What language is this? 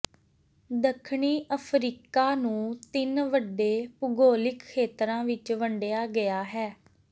Punjabi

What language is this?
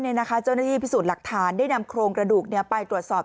Thai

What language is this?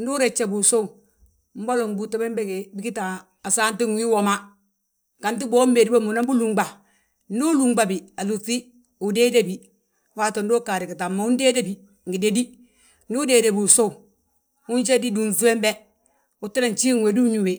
Balanta-Ganja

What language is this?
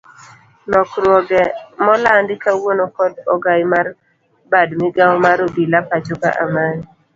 Luo (Kenya and Tanzania)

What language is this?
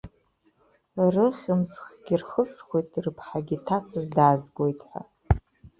Abkhazian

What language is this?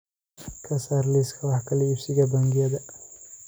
Somali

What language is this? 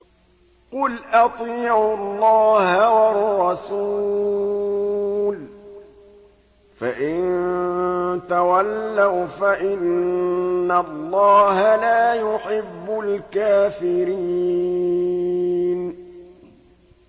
Arabic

